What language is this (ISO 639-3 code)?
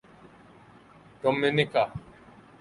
urd